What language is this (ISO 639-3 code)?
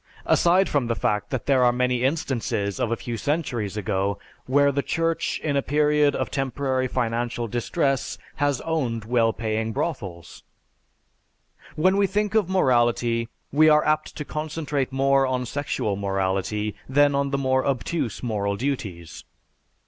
eng